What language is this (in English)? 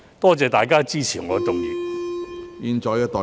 Cantonese